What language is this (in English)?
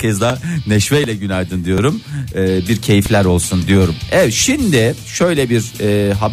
Turkish